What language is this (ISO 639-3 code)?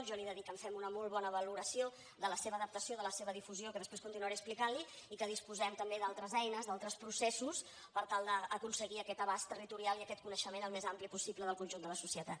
cat